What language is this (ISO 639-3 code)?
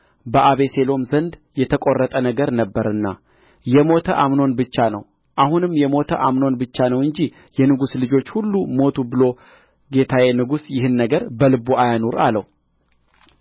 amh